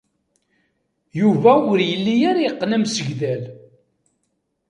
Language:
Kabyle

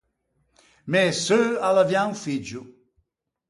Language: Ligurian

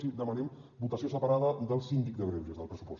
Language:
Catalan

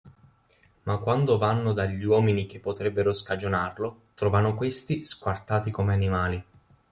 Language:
Italian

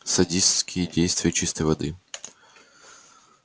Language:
Russian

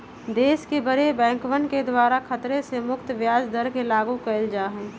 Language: Magahi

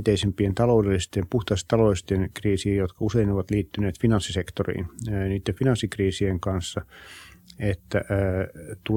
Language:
Finnish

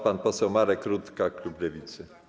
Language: Polish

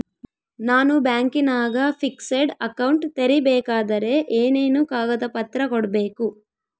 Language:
Kannada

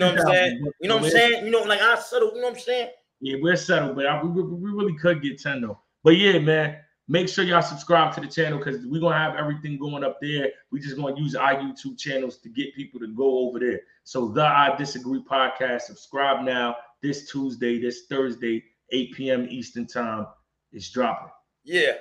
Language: English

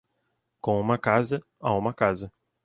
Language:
Portuguese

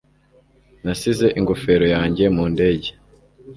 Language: Kinyarwanda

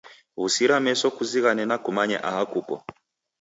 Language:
Taita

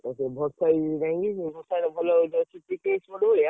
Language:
Odia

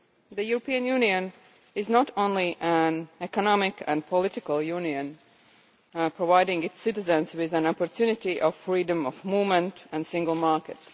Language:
English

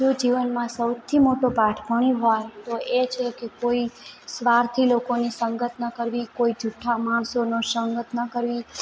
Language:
Gujarati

